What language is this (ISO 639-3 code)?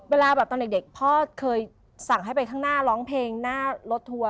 tha